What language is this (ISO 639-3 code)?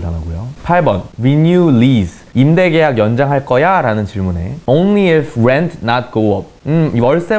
kor